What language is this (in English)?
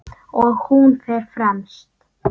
Icelandic